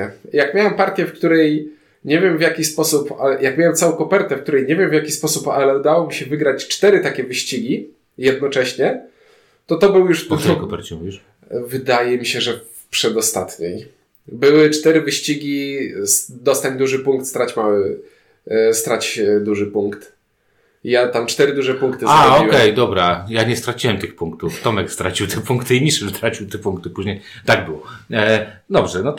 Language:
Polish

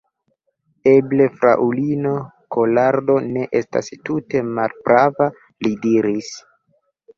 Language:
Esperanto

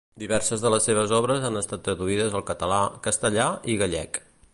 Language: Catalan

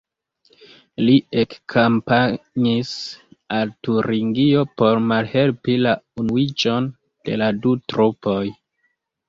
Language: Esperanto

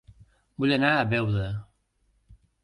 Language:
Catalan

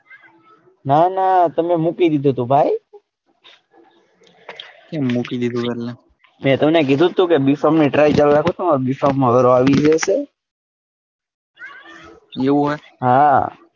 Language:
Gujarati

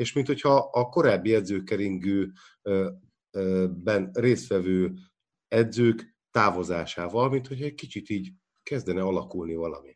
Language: Hungarian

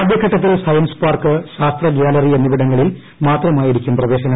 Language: Malayalam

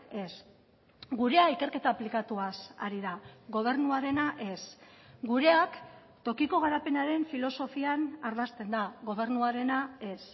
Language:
Basque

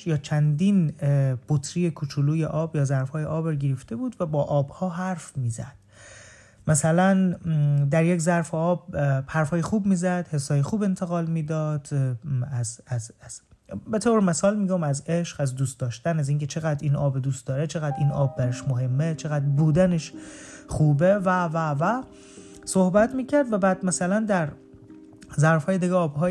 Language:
Persian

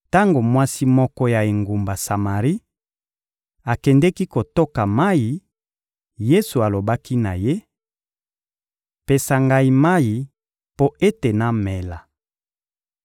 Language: Lingala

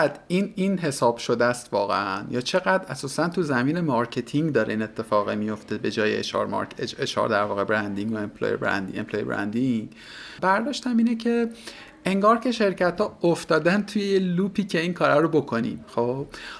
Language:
Persian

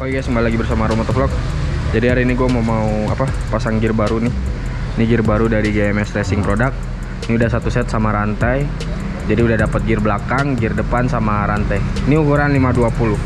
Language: Indonesian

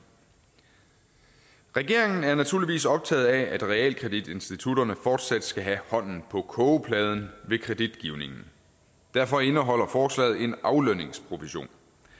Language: Danish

